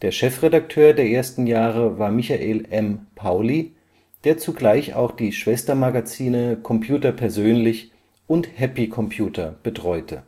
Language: German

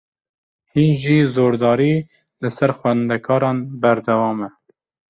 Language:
Kurdish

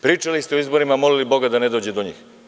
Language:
Serbian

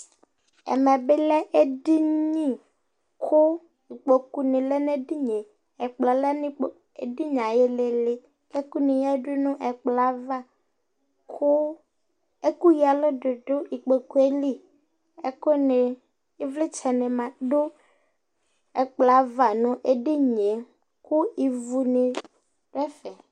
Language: Ikposo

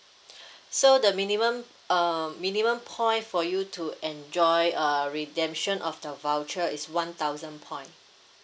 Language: English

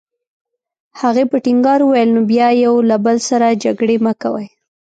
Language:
Pashto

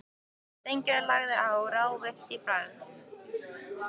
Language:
Icelandic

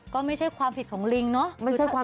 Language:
Thai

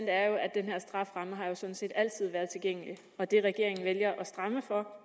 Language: Danish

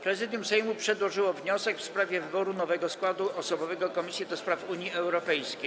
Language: Polish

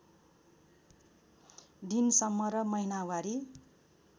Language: Nepali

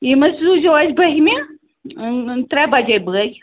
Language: Kashmiri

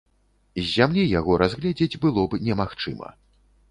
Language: Belarusian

